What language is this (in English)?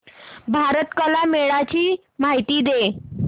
Marathi